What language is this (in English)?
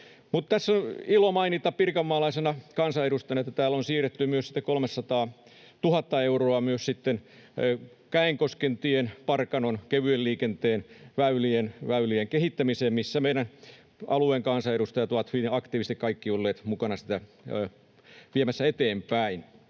Finnish